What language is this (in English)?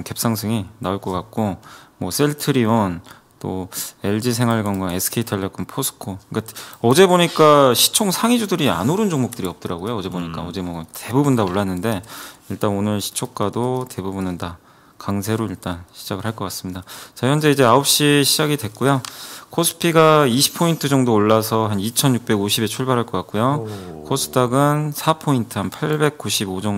Korean